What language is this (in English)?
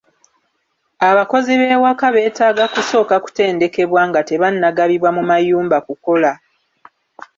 Ganda